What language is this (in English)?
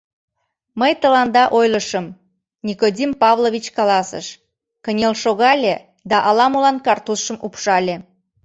Mari